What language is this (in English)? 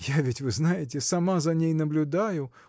Russian